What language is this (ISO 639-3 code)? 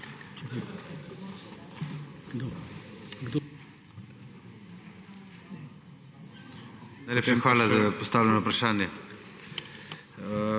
slv